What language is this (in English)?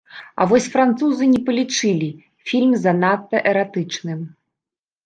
Belarusian